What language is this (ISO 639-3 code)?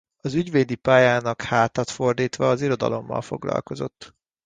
hun